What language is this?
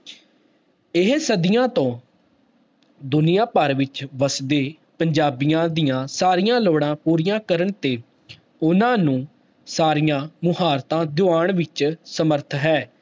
Punjabi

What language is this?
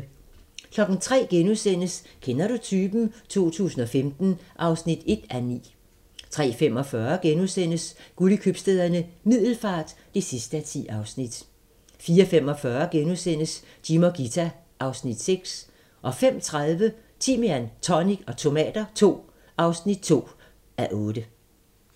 Danish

